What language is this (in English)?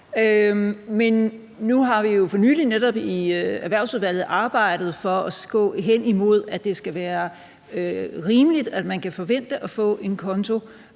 Danish